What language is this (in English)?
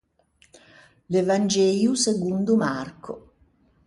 Ligurian